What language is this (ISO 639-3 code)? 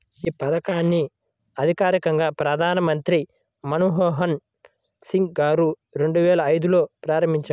tel